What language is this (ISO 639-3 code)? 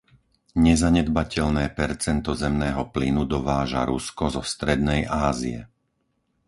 slk